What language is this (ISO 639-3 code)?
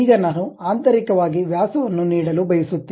kan